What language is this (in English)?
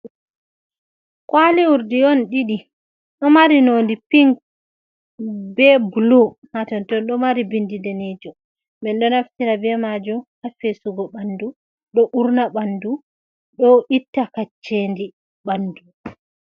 Fula